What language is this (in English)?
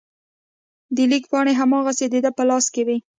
Pashto